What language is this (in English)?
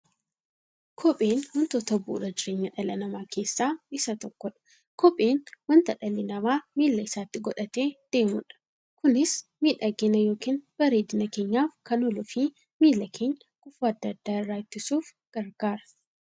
Oromo